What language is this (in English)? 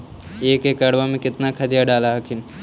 Magahi